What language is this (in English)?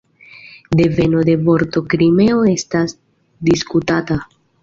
Esperanto